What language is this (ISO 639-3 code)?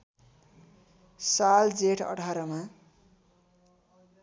nep